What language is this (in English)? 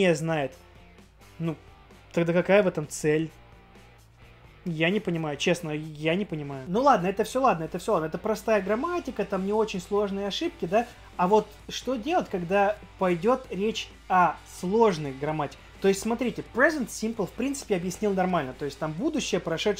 Russian